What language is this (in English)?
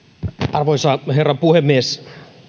Finnish